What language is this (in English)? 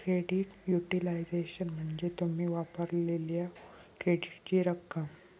Marathi